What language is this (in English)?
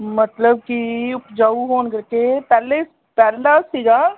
Punjabi